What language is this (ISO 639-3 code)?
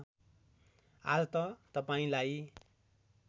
nep